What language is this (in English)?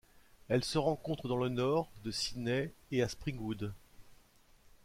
French